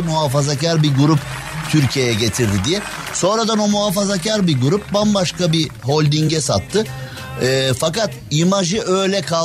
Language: Turkish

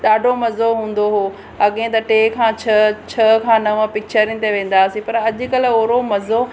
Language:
Sindhi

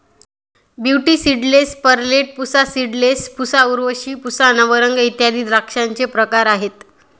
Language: Marathi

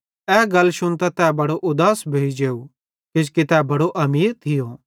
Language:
Bhadrawahi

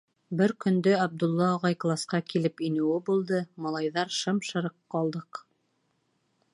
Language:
Bashkir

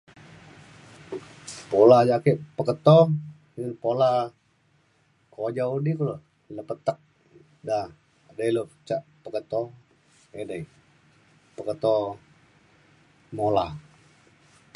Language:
Mainstream Kenyah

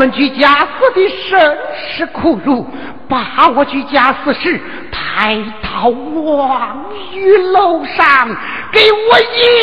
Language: Chinese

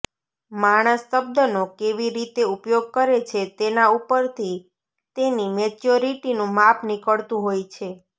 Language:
Gujarati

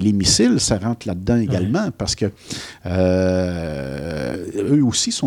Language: French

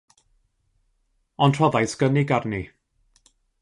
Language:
Welsh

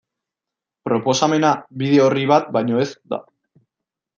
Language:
Basque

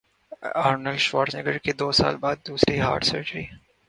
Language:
Urdu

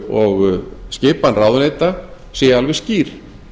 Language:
Icelandic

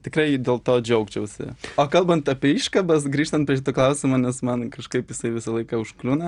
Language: Lithuanian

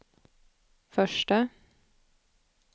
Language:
Swedish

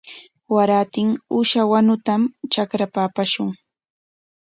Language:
Corongo Ancash Quechua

